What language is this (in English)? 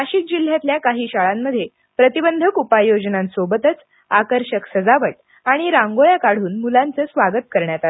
Marathi